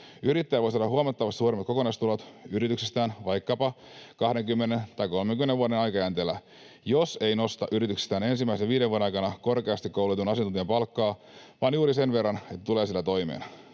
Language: Finnish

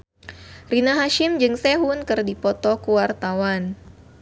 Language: Sundanese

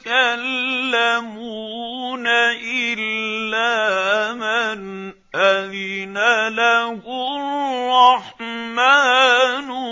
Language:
Arabic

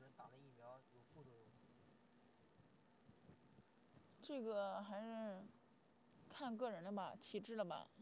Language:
Chinese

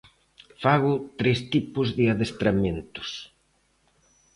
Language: Galician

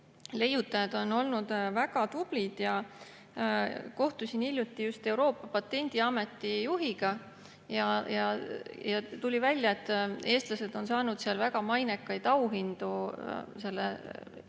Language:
Estonian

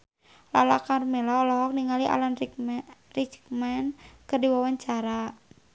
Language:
Sundanese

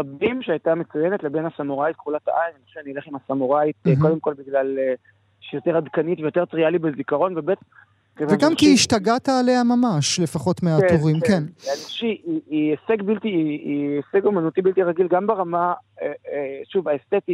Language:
Hebrew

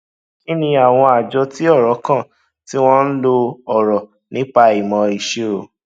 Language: Yoruba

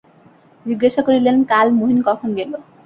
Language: Bangla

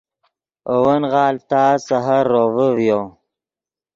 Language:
Yidgha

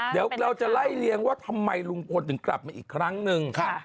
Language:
Thai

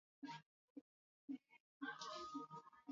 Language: Swahili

